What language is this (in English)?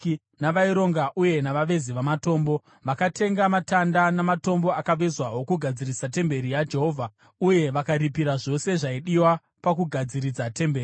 Shona